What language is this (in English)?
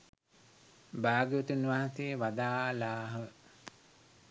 Sinhala